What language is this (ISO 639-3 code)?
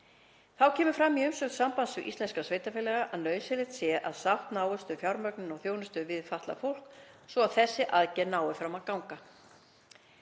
isl